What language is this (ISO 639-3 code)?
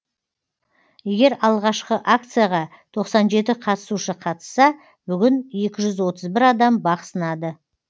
kaz